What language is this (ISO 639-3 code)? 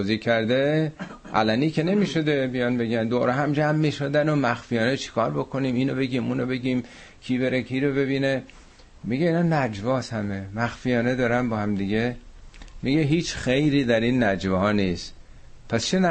fas